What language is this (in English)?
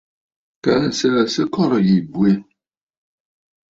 Bafut